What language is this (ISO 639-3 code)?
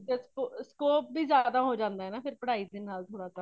pan